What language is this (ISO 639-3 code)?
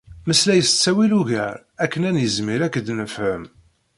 kab